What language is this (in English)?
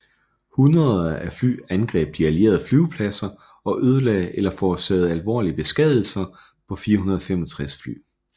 Danish